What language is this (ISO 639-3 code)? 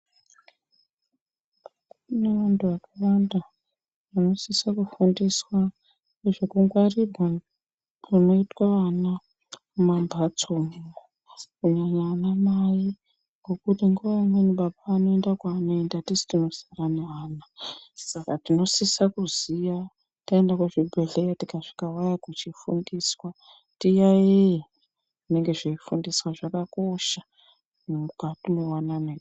ndc